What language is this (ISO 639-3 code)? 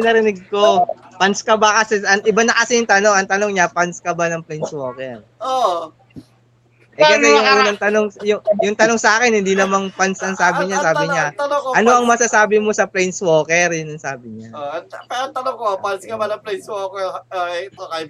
fil